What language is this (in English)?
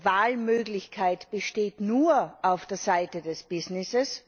German